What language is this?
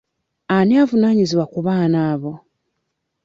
Ganda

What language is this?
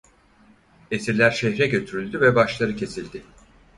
Turkish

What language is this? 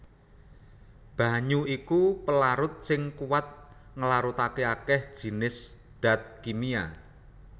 Javanese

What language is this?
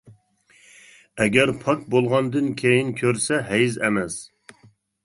Uyghur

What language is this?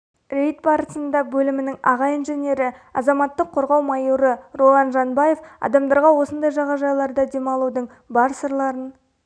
Kazakh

